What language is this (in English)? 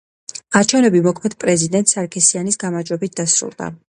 Georgian